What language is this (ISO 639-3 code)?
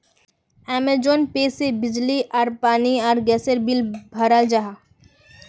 mag